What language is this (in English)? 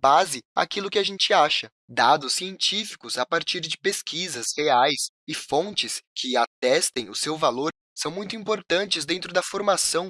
Portuguese